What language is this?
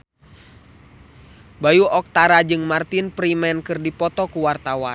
Sundanese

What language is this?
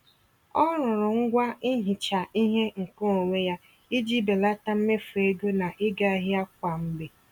Igbo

